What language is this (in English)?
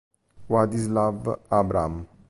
Italian